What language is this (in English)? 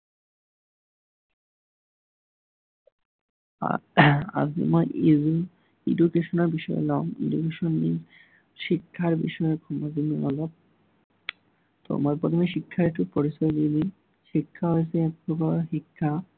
Assamese